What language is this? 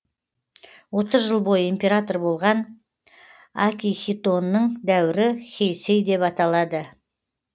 Kazakh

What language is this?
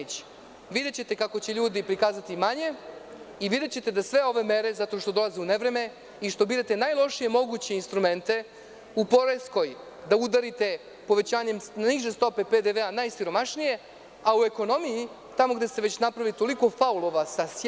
Serbian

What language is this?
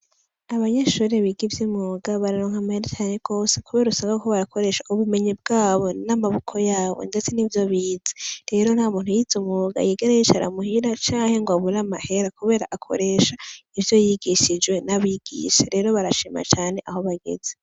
Rundi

